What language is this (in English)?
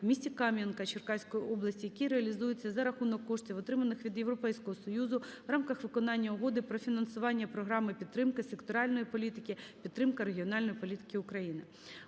Ukrainian